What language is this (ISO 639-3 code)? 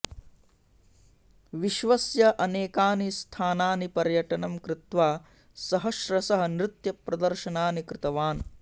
san